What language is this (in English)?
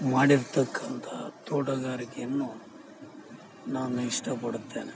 Kannada